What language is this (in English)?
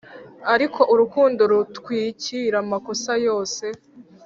Kinyarwanda